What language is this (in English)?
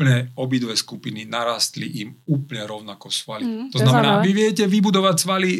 Slovak